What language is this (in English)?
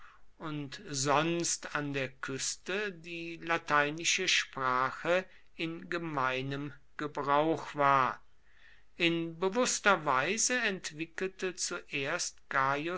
German